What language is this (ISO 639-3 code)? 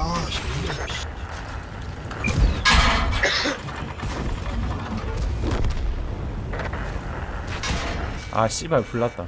kor